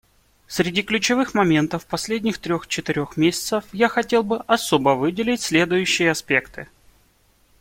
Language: Russian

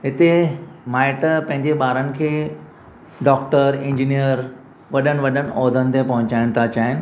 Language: Sindhi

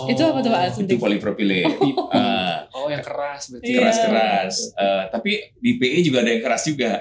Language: Indonesian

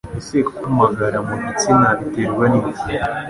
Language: Kinyarwanda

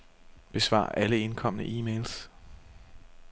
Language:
Danish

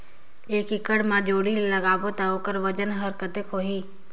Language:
Chhattisgarhi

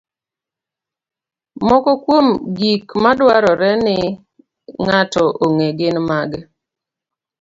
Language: Luo (Kenya and Tanzania)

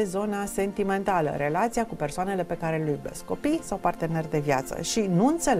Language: Romanian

